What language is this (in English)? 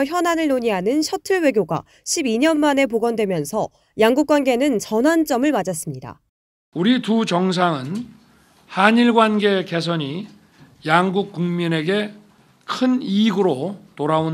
Korean